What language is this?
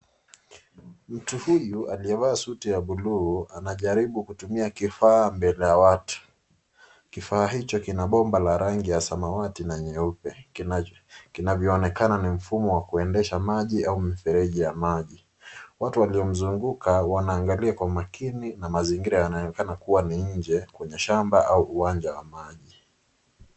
Swahili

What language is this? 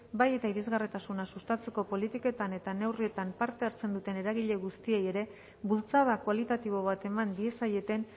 Basque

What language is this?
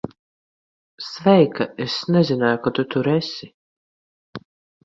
Latvian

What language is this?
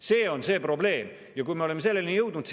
Estonian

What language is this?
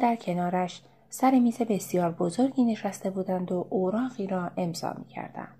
Persian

